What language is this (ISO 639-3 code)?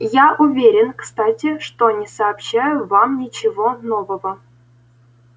rus